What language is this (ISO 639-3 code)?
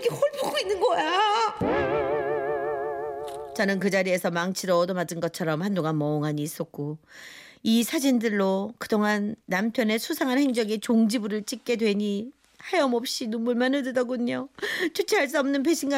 kor